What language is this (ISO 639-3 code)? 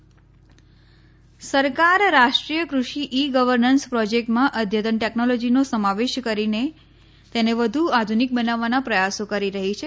guj